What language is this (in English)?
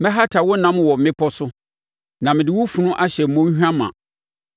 Akan